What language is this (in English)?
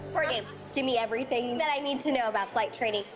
English